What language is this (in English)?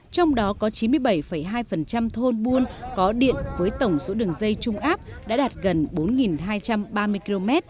Vietnamese